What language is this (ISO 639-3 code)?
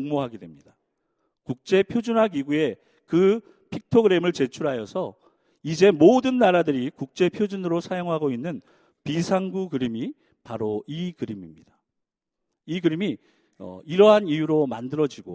kor